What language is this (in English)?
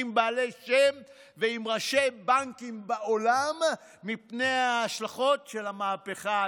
Hebrew